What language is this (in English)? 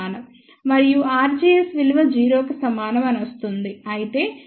Telugu